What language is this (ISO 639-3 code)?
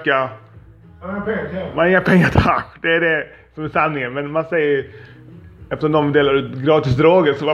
swe